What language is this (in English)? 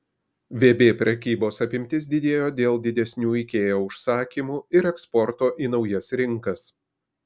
Lithuanian